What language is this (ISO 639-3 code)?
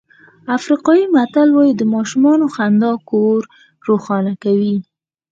pus